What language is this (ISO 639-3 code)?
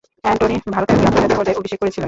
ben